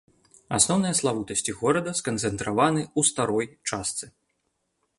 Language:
Belarusian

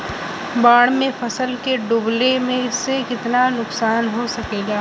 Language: Bhojpuri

